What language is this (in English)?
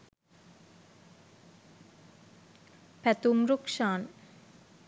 Sinhala